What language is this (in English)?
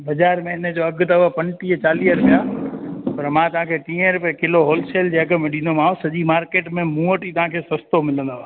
Sindhi